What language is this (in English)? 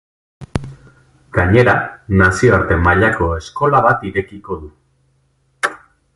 Basque